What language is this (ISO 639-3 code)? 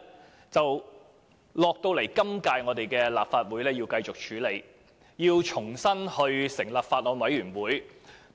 yue